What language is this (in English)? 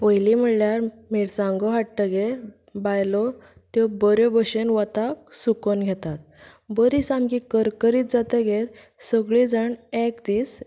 Konkani